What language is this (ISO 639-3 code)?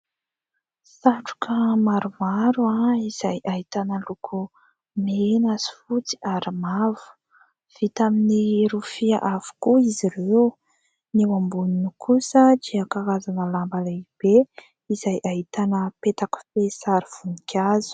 mlg